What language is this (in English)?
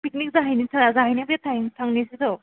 Bodo